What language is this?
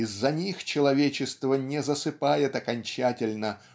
Russian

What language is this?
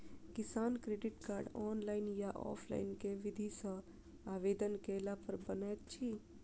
Maithili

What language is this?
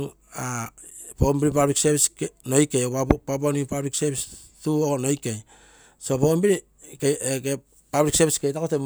Terei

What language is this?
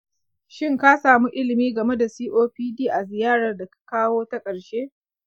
Hausa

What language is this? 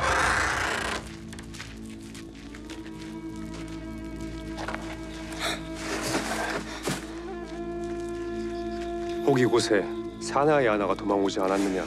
Korean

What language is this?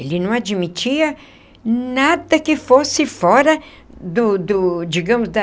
Portuguese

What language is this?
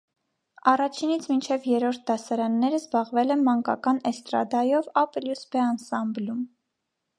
Armenian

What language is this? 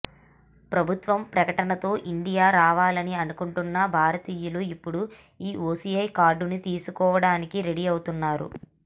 Telugu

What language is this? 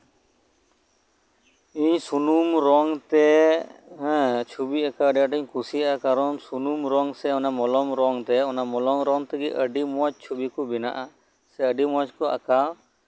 Santali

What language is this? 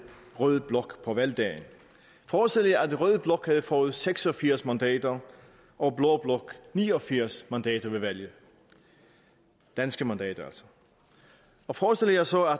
Danish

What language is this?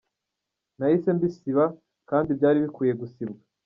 Kinyarwanda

